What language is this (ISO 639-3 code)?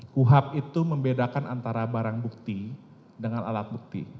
ind